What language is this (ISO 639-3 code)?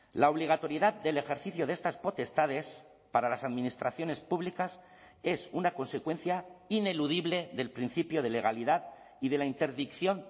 spa